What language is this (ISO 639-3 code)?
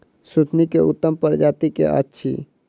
mai